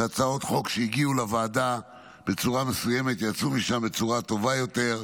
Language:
Hebrew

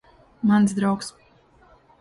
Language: Latvian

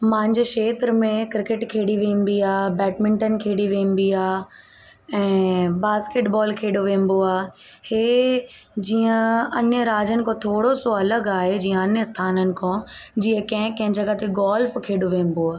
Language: Sindhi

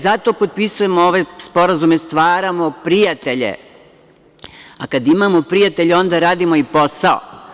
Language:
Serbian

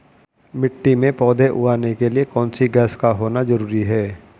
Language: Hindi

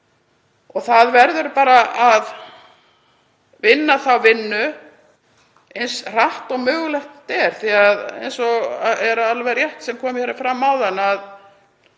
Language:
Icelandic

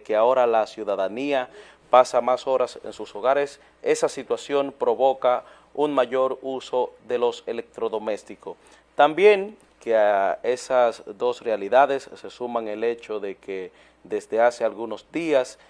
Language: Spanish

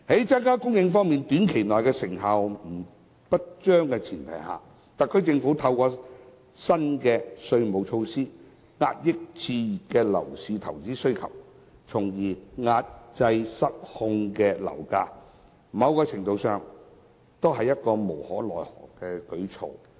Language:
Cantonese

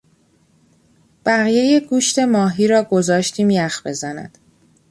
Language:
Persian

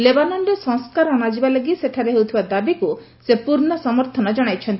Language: Odia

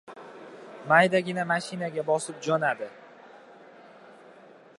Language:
Uzbek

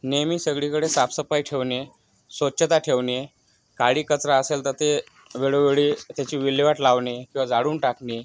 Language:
Marathi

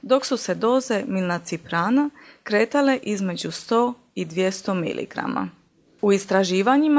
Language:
Croatian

